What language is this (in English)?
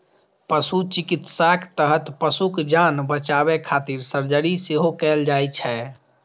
Maithili